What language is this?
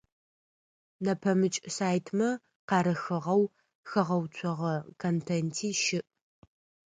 Adyghe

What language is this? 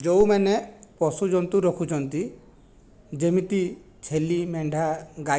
Odia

